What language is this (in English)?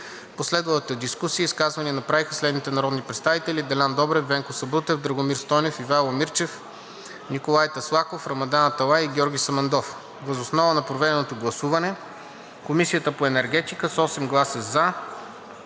Bulgarian